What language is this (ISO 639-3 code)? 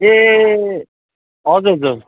nep